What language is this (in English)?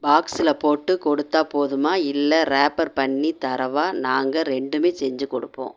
Tamil